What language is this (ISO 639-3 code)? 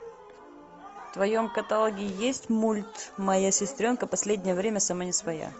rus